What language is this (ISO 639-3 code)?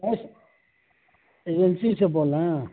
urd